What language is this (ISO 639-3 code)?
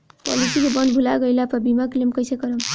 bho